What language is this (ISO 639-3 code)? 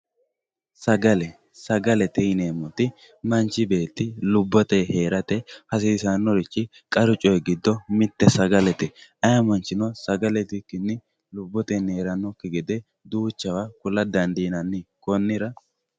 sid